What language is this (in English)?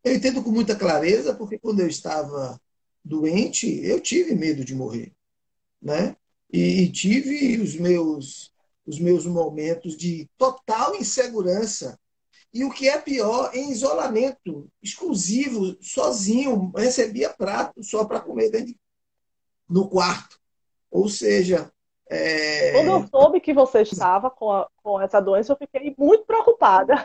Portuguese